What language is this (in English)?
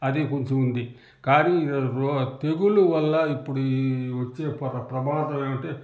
Telugu